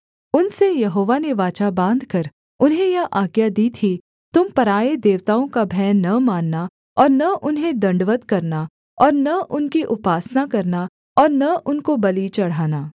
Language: Hindi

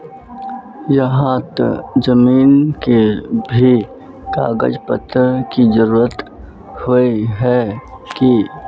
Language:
Magahi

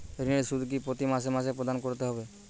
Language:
Bangla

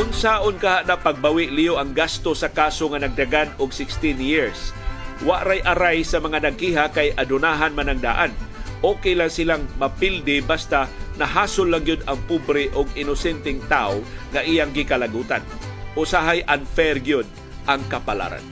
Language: Filipino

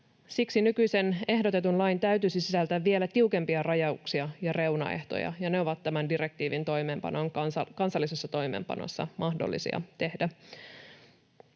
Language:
Finnish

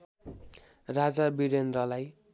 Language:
Nepali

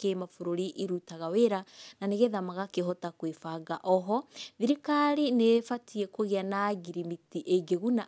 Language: Kikuyu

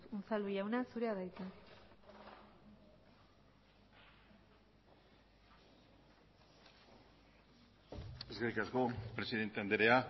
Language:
Basque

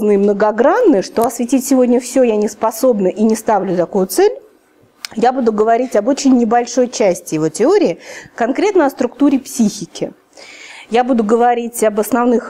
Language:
Russian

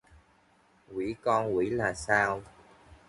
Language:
Vietnamese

